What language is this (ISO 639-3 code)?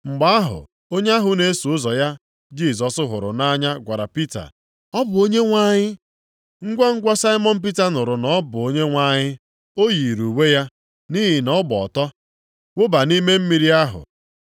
ibo